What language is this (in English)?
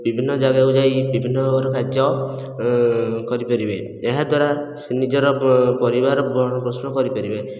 Odia